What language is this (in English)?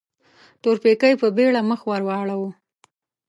Pashto